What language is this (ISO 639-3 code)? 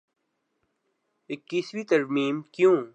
urd